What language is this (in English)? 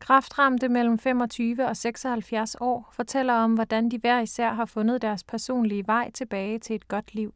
Danish